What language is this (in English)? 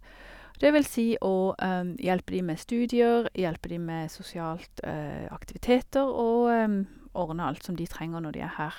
Norwegian